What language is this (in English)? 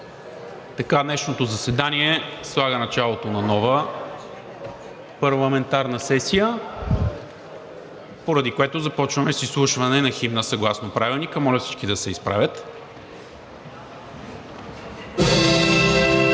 Bulgarian